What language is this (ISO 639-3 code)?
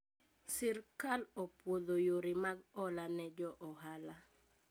luo